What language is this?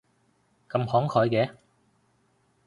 Cantonese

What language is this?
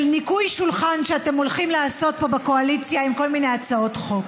Hebrew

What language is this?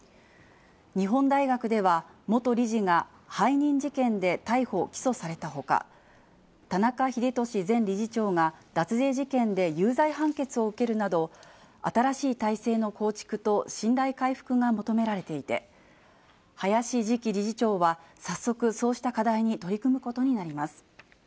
Japanese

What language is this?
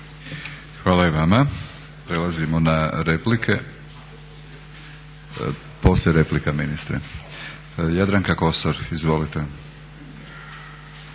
Croatian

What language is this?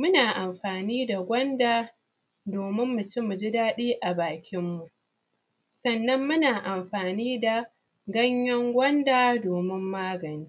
Hausa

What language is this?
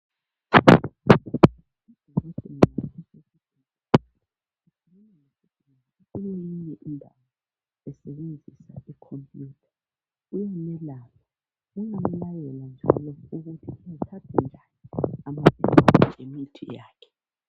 North Ndebele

